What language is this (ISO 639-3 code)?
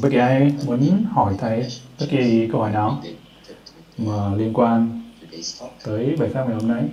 vie